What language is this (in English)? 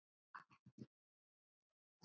Icelandic